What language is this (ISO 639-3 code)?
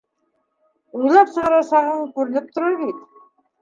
bak